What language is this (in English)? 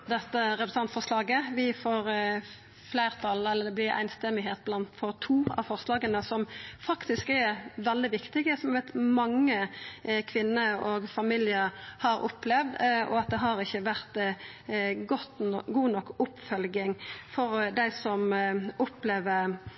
Norwegian Nynorsk